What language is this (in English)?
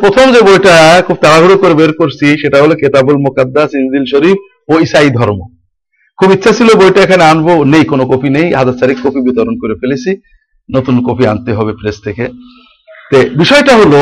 Bangla